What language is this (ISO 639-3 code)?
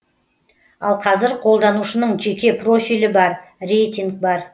kaz